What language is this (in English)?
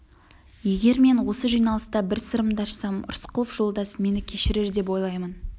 Kazakh